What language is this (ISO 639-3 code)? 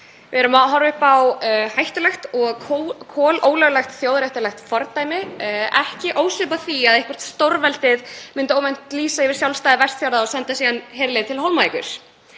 isl